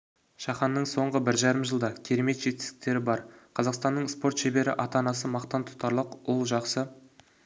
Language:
Kazakh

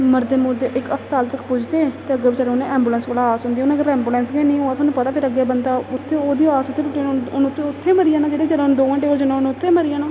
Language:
Dogri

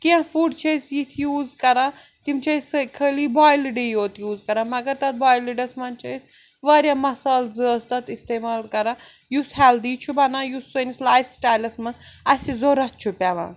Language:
Kashmiri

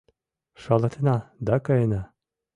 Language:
Mari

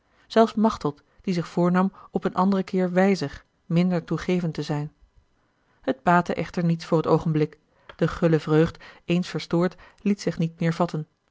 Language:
Dutch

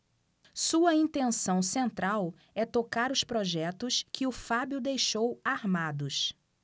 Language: Portuguese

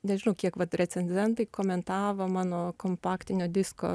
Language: Lithuanian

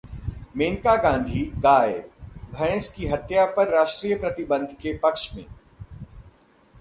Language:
Hindi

